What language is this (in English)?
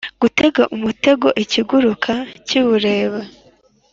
Kinyarwanda